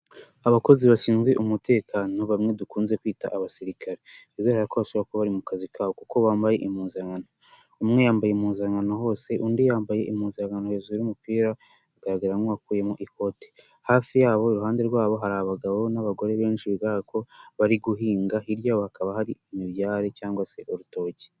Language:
Kinyarwanda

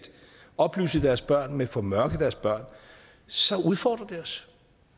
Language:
Danish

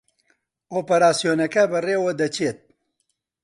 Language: Central Kurdish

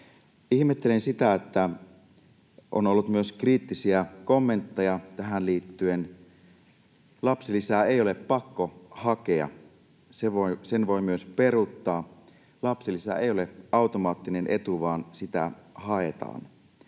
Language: Finnish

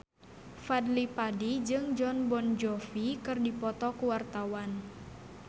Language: Sundanese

